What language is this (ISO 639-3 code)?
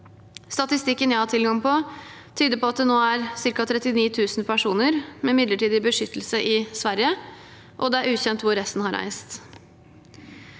nor